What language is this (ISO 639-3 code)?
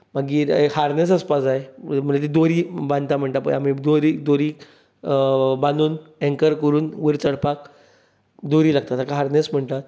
kok